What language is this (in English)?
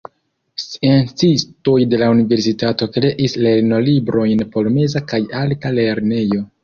Esperanto